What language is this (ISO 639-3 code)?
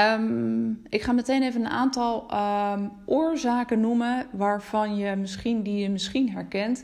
nld